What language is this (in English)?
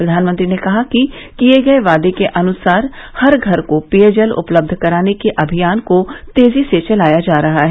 Hindi